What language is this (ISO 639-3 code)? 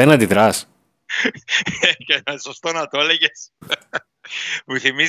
ell